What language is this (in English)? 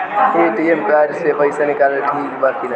Bhojpuri